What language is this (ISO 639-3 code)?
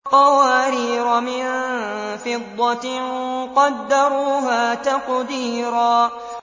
ara